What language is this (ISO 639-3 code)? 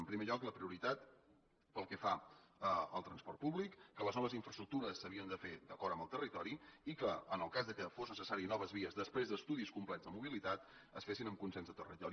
cat